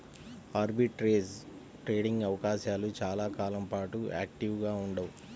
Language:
Telugu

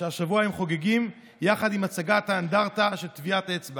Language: Hebrew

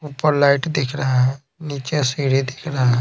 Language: Hindi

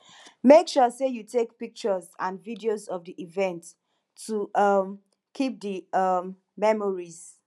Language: Nigerian Pidgin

